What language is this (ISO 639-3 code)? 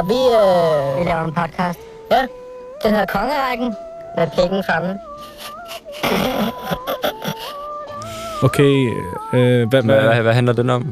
dan